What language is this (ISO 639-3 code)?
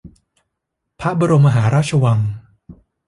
tha